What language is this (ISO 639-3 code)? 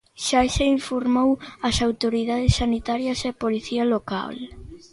glg